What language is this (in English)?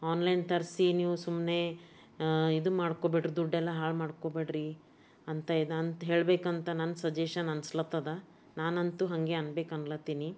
Kannada